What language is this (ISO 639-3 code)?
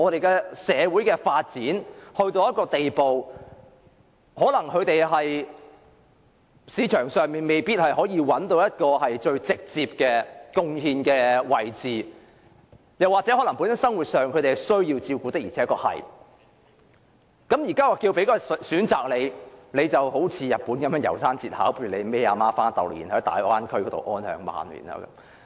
yue